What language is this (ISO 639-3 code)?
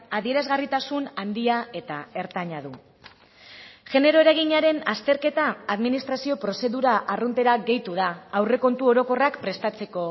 eus